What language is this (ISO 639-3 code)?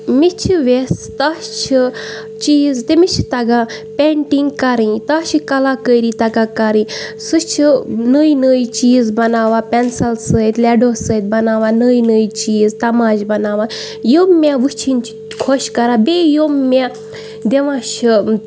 kas